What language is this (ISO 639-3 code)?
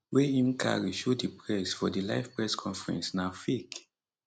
pcm